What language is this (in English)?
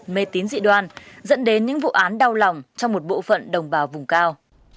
Vietnamese